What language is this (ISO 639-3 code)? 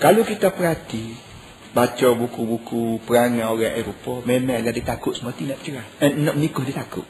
msa